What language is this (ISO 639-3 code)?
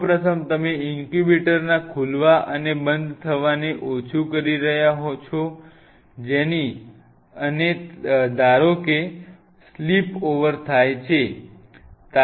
guj